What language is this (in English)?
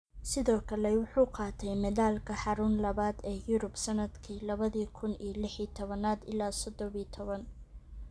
Somali